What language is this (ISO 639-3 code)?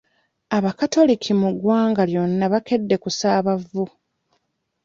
lug